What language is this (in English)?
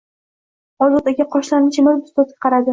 Uzbek